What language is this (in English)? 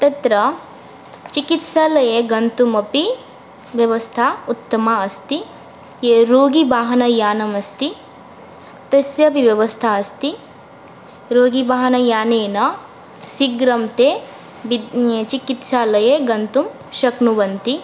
Sanskrit